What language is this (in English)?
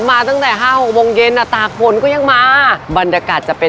Thai